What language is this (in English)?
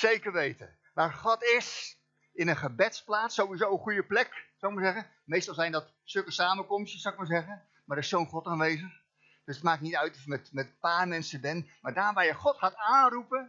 Dutch